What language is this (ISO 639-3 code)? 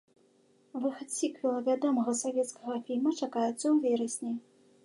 bel